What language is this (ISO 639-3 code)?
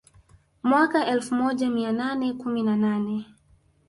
swa